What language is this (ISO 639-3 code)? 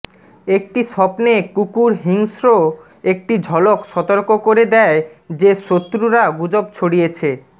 ben